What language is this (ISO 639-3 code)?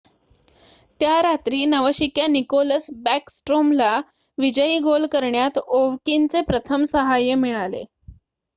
mar